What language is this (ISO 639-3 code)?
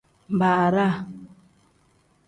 kdh